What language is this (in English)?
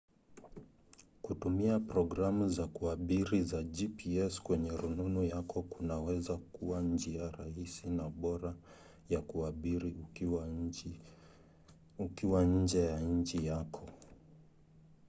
Swahili